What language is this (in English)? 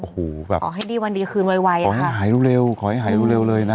Thai